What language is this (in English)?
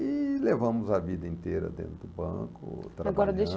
Portuguese